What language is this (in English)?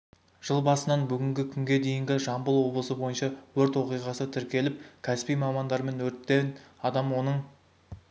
Kazakh